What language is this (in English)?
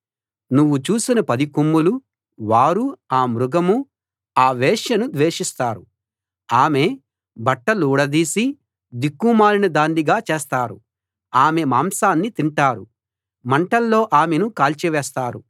Telugu